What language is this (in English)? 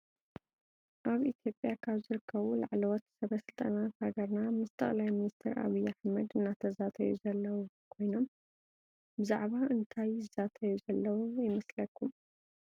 Tigrinya